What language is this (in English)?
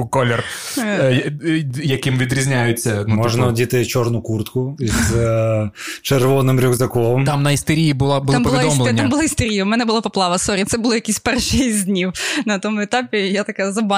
Ukrainian